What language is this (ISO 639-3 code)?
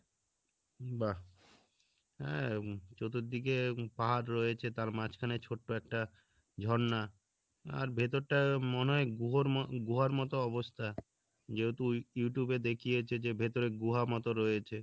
ben